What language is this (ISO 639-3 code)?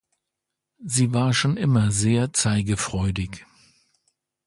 deu